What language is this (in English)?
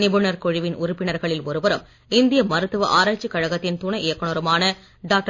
Tamil